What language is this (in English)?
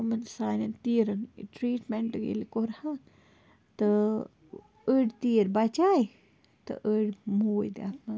Kashmiri